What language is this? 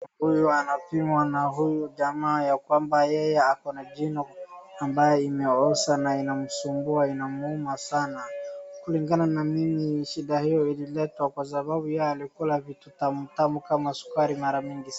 Swahili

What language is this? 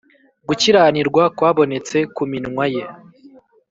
Kinyarwanda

